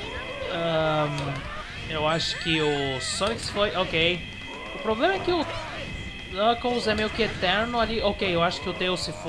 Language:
Portuguese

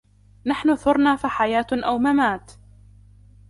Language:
Arabic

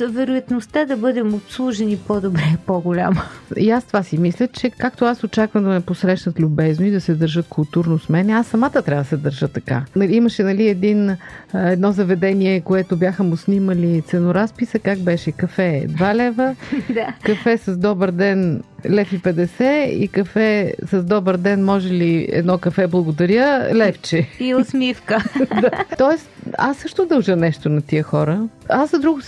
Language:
Bulgarian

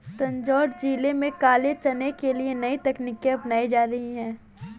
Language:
Hindi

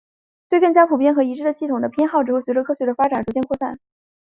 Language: Chinese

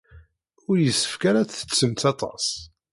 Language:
Kabyle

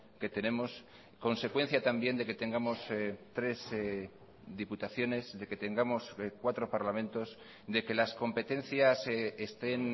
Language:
Spanish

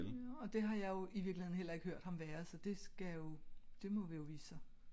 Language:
Danish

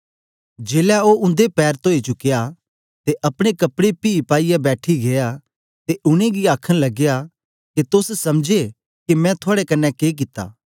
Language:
Dogri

